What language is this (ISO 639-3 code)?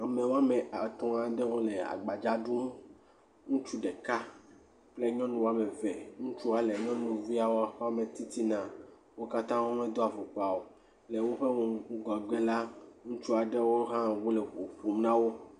ewe